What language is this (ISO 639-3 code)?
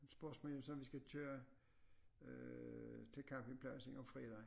dan